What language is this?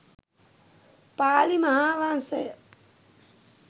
Sinhala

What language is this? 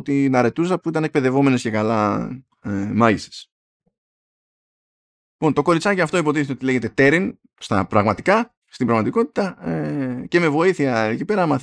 Greek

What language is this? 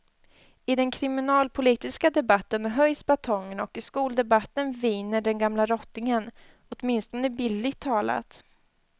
Swedish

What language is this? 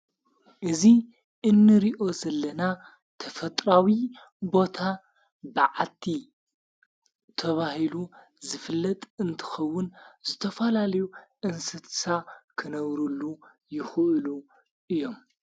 Tigrinya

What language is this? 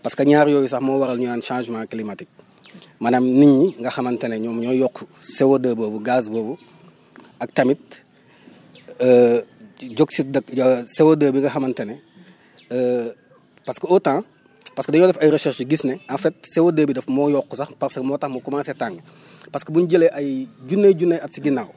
Wolof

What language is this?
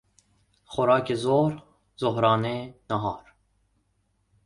Persian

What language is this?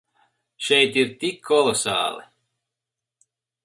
Latvian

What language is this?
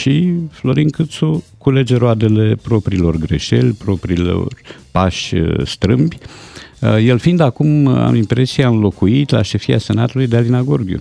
Romanian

